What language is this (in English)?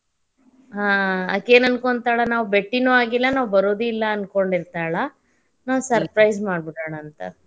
Kannada